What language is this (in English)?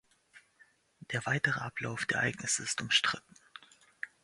German